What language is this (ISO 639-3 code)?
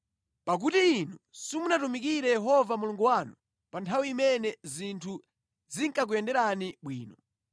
nya